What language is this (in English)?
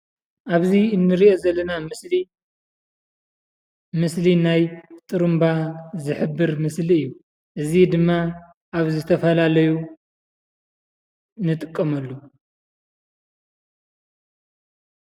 Tigrinya